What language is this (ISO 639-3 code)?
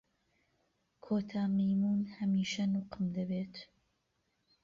ckb